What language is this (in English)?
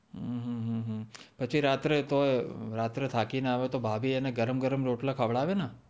Gujarati